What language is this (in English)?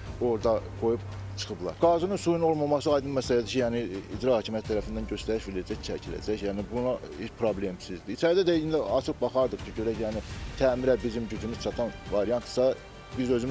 Turkish